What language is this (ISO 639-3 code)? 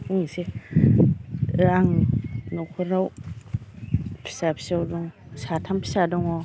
brx